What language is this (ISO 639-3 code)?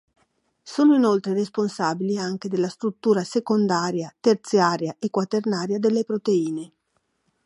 ita